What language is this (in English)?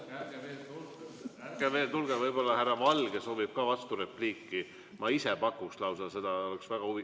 Estonian